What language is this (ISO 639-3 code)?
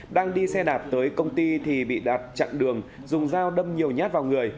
vie